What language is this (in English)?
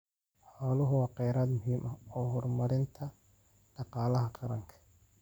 Somali